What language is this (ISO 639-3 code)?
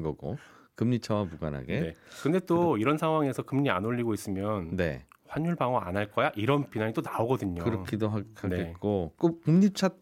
kor